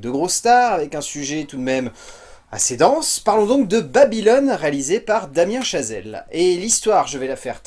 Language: French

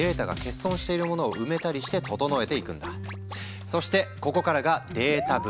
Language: Japanese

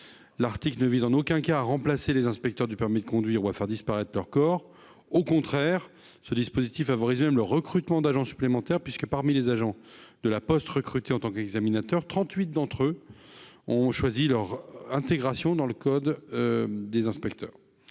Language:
French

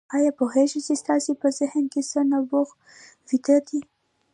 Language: Pashto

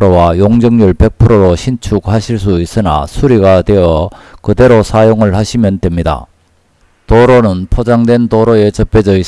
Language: Korean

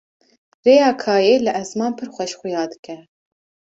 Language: Kurdish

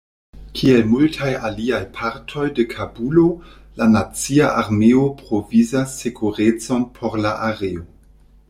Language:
Esperanto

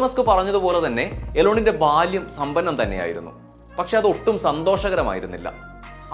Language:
Malayalam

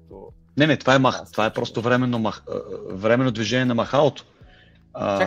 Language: Bulgarian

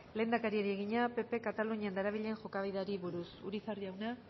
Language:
Basque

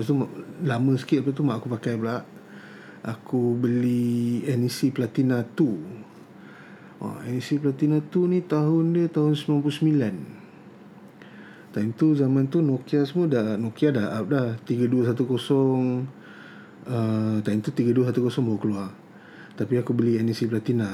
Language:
Malay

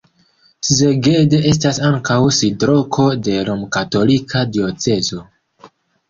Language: Esperanto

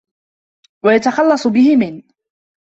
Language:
Arabic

